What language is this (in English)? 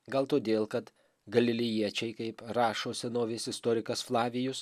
Lithuanian